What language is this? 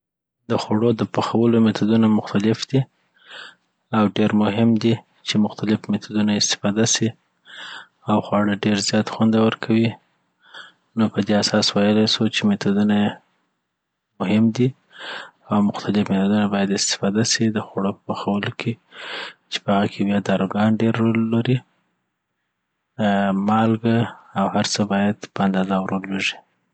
Southern Pashto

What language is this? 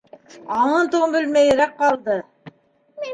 Bashkir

